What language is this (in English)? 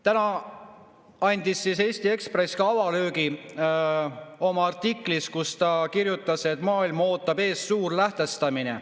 Estonian